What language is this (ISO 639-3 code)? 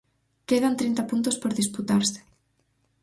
glg